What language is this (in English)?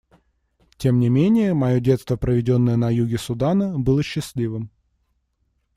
Russian